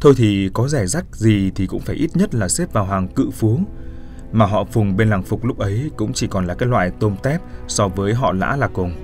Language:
Vietnamese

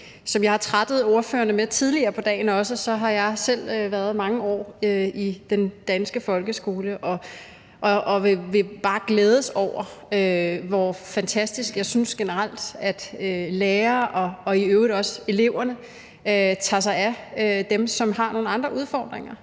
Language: Danish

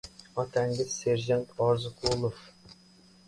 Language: Uzbek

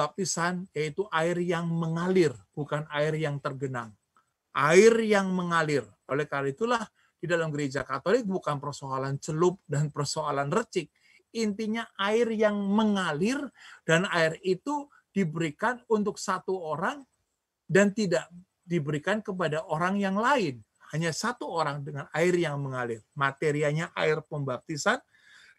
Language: Indonesian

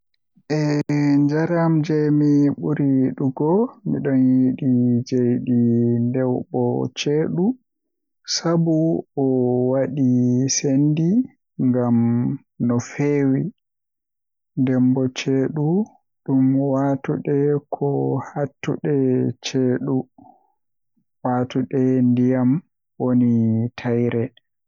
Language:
Western Niger Fulfulde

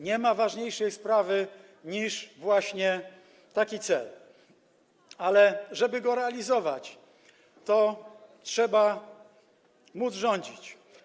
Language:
Polish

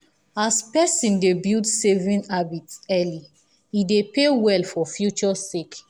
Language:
Nigerian Pidgin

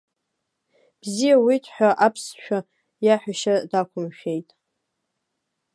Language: Abkhazian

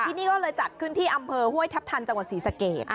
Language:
Thai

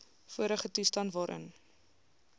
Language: Afrikaans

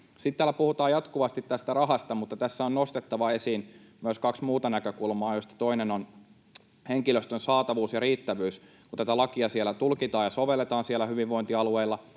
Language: Finnish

